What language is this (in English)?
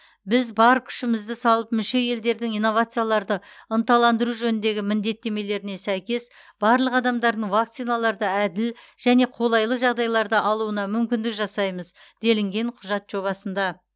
Kazakh